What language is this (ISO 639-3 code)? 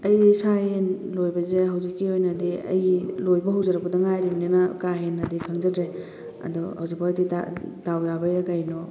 mni